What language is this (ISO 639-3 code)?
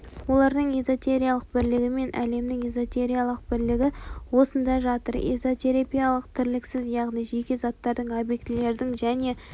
kaz